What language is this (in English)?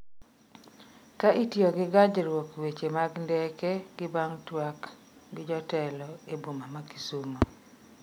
Luo (Kenya and Tanzania)